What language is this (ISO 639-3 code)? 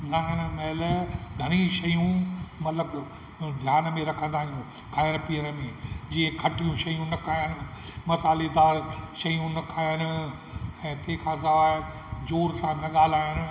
snd